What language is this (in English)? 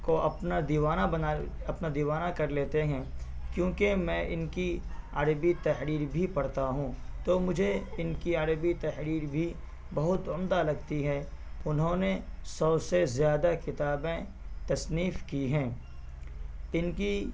Urdu